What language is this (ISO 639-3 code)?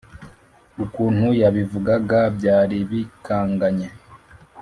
kin